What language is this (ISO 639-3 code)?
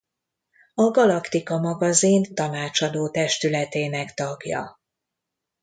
hun